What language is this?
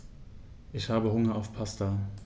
German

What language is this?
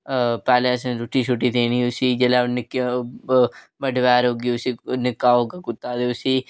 Dogri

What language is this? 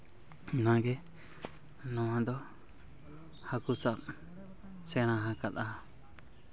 Santali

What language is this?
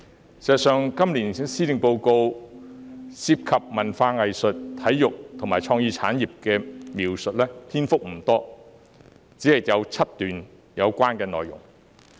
Cantonese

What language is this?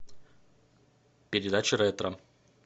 Russian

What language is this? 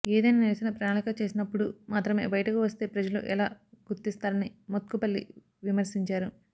Telugu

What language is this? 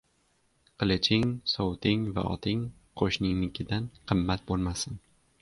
Uzbek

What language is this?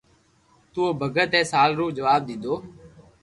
Loarki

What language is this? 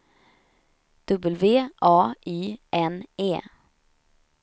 Swedish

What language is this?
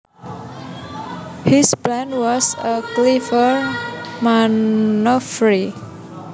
Javanese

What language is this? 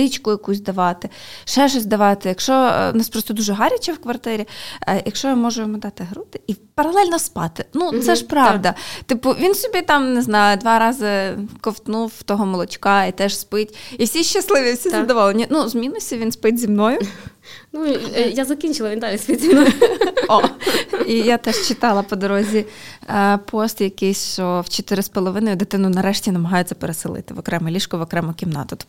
Ukrainian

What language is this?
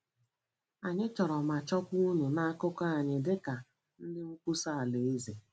Igbo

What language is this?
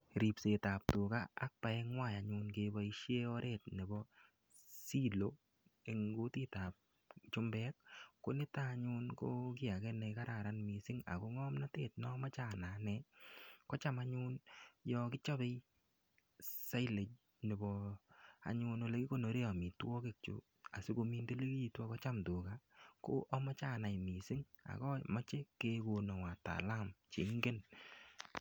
Kalenjin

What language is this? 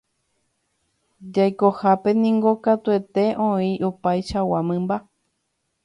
Guarani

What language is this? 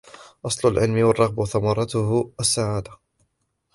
Arabic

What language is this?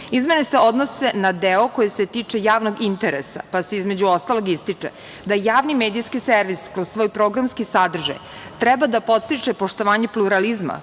Serbian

